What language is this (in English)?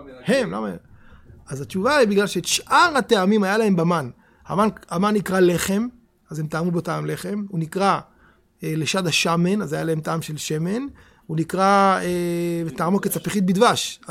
Hebrew